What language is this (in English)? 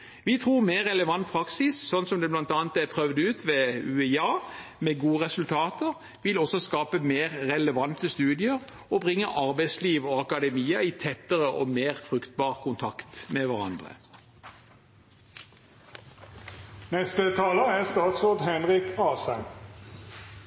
Norwegian Bokmål